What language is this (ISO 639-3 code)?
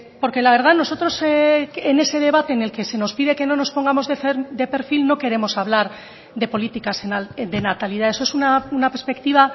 spa